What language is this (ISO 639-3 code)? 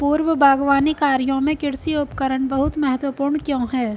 hin